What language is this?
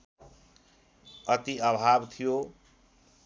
Nepali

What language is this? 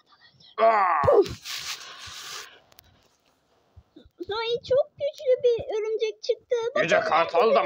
Turkish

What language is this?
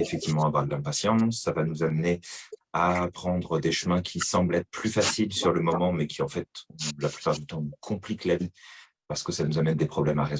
French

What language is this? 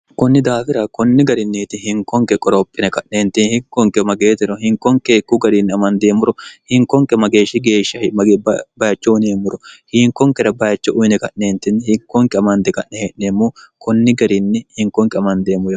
Sidamo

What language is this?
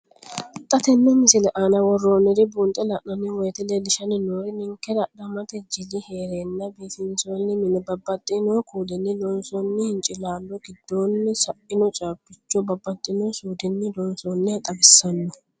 Sidamo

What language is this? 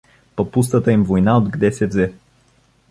Bulgarian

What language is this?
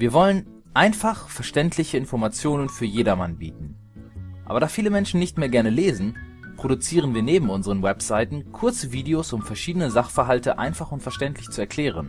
German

